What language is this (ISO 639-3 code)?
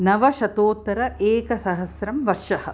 san